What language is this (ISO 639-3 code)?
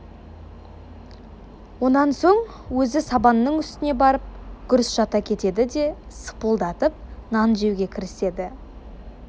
kaz